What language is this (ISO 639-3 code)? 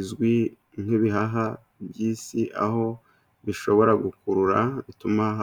kin